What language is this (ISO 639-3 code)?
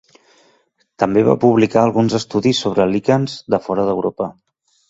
cat